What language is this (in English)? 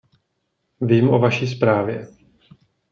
Czech